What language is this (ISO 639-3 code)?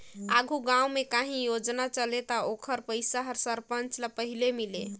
hne